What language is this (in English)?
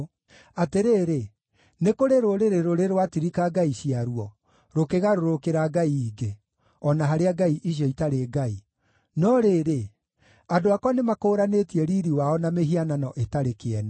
Kikuyu